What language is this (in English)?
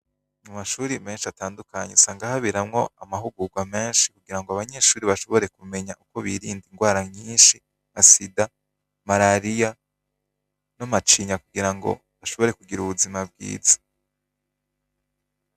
Rundi